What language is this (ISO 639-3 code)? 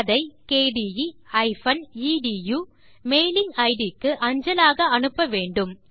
tam